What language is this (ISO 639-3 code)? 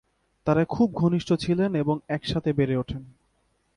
ben